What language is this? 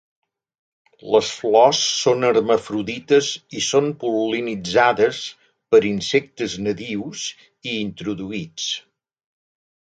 Catalan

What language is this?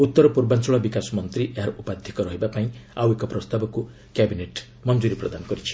Odia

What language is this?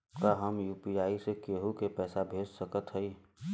Bhojpuri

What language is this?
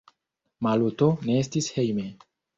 Esperanto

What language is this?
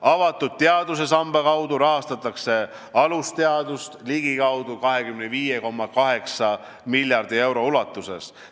Estonian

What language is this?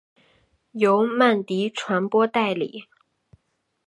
Chinese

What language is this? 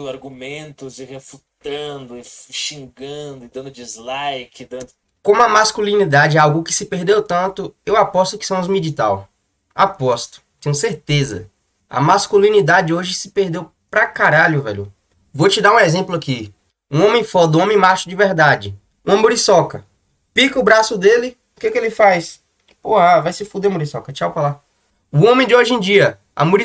Portuguese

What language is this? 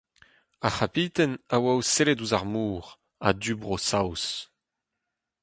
Breton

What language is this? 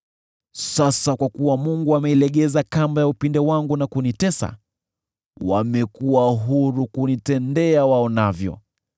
Swahili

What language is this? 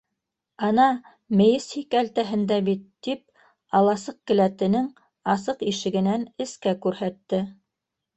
Bashkir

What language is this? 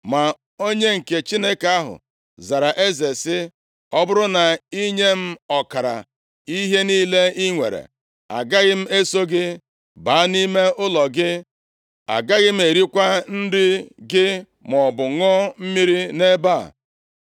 Igbo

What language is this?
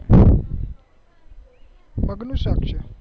Gujarati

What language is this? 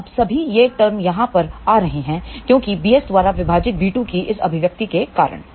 Hindi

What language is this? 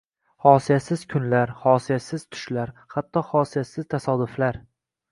Uzbek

